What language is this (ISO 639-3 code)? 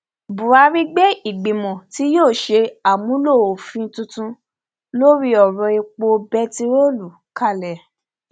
yor